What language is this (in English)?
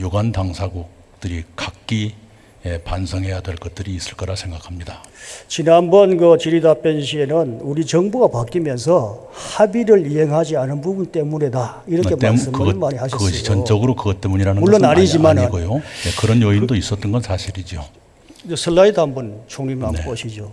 Korean